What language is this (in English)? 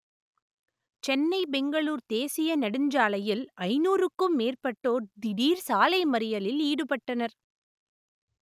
Tamil